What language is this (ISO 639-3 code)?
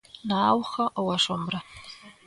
glg